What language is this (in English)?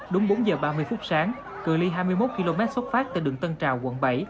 Vietnamese